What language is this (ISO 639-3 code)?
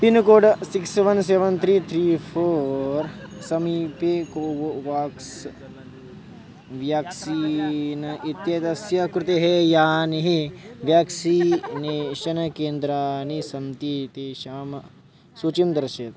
san